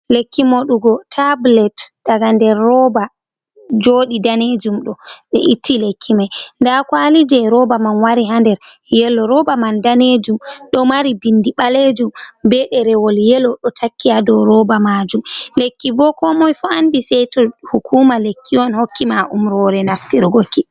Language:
Fula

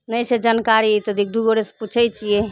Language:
Maithili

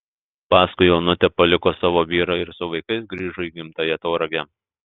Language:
Lithuanian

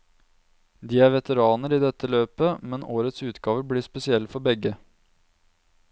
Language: Norwegian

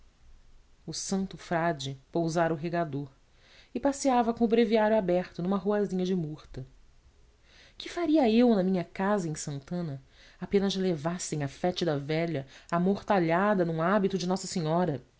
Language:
Portuguese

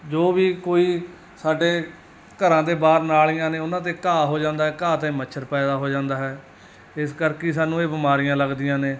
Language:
Punjabi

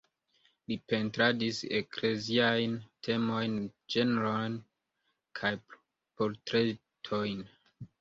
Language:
Esperanto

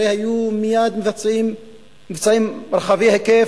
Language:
Hebrew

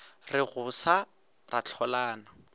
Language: Northern Sotho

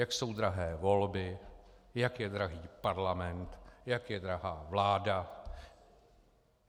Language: Czech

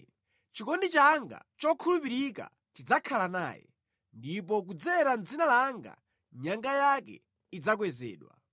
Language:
Nyanja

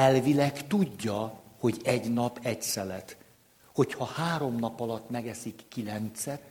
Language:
Hungarian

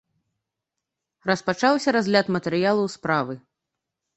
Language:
Belarusian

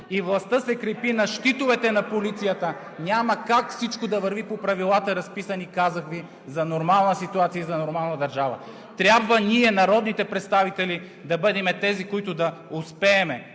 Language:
Bulgarian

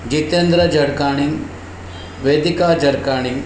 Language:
Sindhi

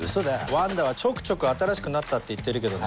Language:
Japanese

